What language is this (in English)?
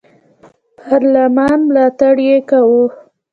Pashto